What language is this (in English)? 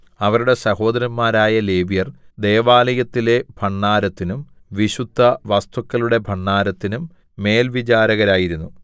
Malayalam